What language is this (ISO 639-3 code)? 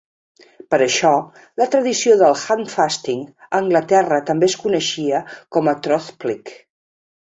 cat